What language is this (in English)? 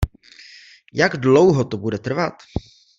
Czech